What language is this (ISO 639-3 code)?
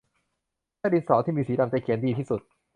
tha